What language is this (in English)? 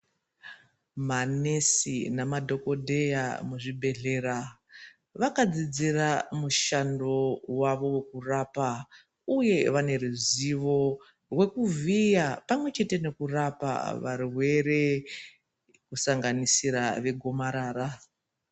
Ndau